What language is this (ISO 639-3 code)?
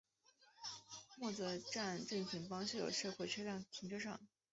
zho